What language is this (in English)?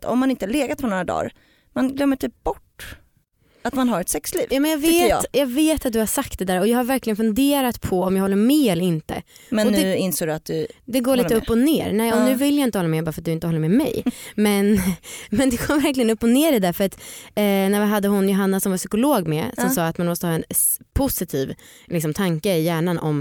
Swedish